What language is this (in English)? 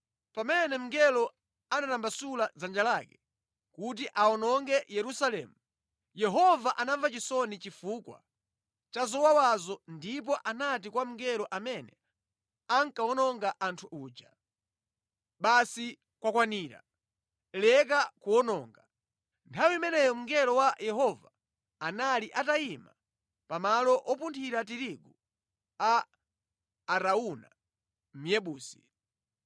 Nyanja